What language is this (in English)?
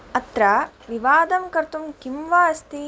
Sanskrit